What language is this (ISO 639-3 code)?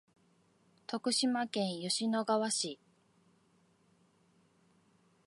jpn